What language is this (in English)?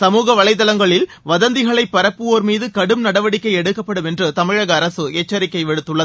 Tamil